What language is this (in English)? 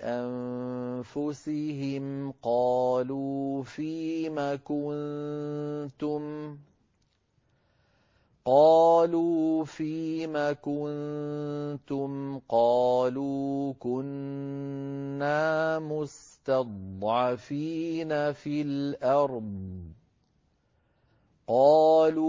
Arabic